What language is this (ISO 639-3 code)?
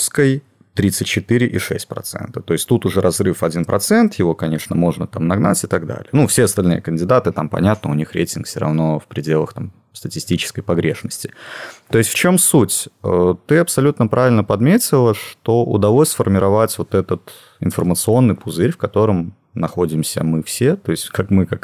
rus